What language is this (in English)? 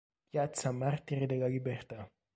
Italian